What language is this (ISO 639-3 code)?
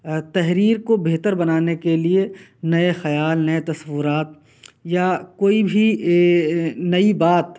urd